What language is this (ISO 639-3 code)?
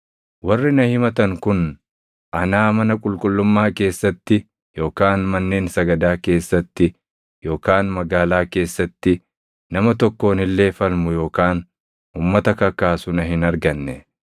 orm